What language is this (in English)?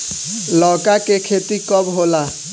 Bhojpuri